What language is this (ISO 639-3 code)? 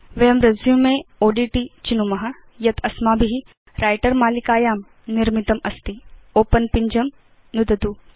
san